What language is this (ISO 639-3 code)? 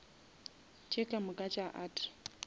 nso